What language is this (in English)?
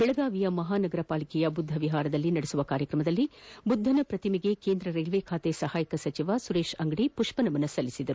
Kannada